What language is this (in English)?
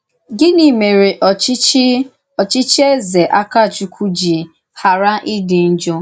Igbo